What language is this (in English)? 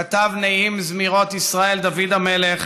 Hebrew